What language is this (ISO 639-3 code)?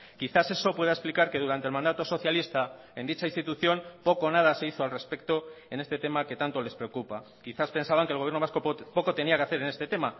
spa